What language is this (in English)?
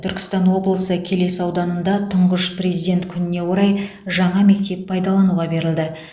Kazakh